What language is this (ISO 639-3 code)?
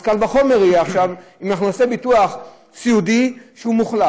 heb